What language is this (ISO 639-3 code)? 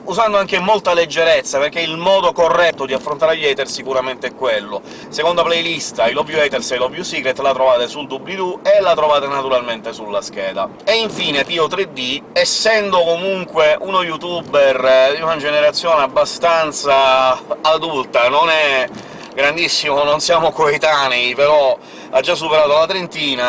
ita